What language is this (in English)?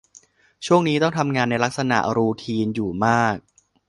Thai